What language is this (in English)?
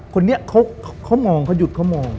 Thai